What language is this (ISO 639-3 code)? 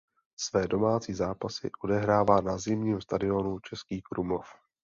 ces